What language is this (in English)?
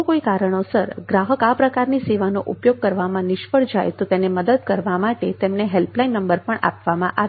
Gujarati